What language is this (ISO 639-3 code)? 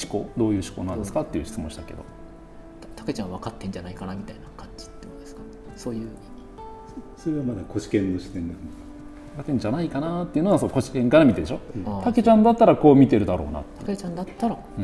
jpn